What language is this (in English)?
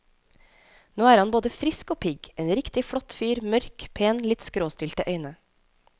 Norwegian